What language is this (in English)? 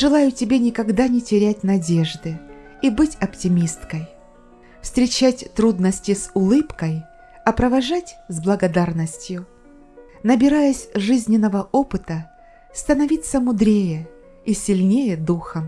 Russian